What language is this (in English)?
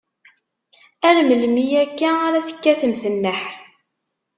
Kabyle